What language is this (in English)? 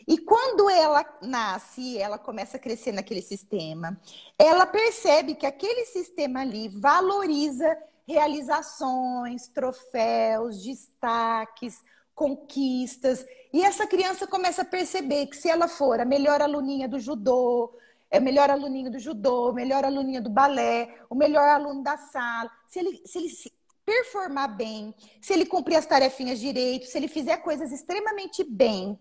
Portuguese